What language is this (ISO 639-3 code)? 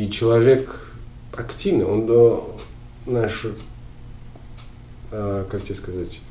rus